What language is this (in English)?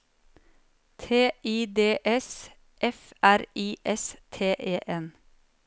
Norwegian